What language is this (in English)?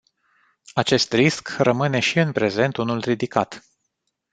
Romanian